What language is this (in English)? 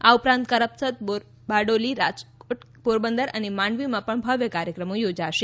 Gujarati